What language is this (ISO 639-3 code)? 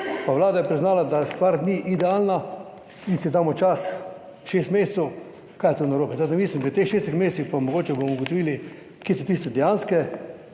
slv